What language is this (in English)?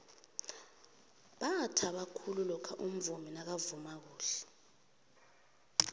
South Ndebele